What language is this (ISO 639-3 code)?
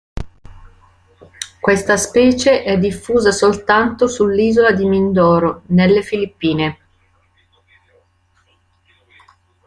ita